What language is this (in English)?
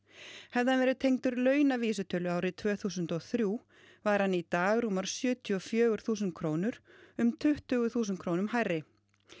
Icelandic